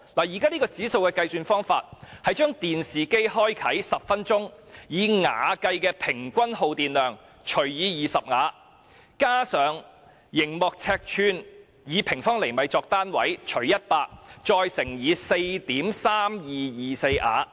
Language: Cantonese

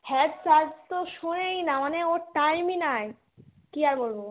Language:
Bangla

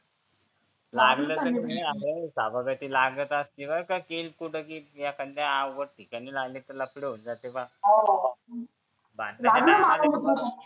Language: Marathi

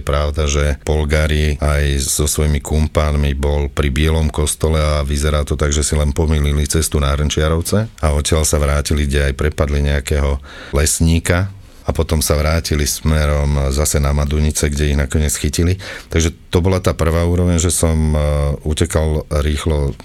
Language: Slovak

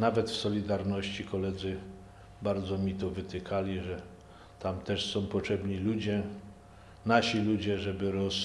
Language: Polish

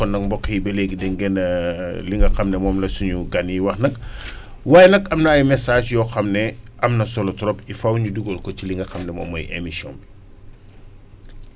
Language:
Wolof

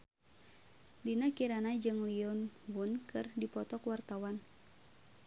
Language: Sundanese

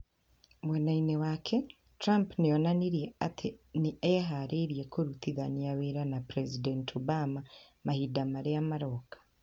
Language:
Kikuyu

